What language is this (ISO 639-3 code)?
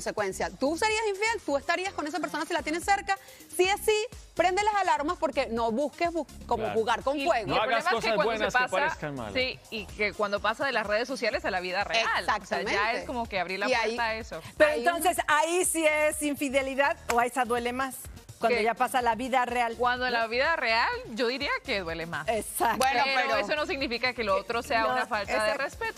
spa